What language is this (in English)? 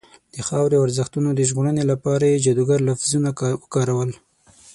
Pashto